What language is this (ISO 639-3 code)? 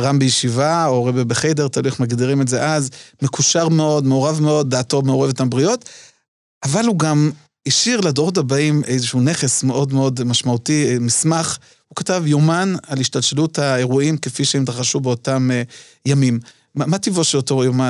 heb